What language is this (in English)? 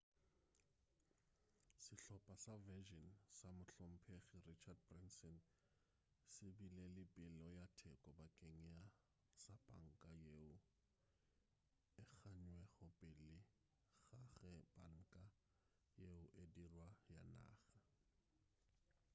Northern Sotho